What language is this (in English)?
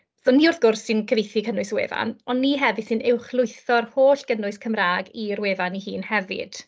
Welsh